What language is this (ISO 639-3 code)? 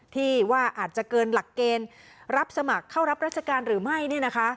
tha